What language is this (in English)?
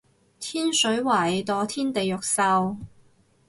Cantonese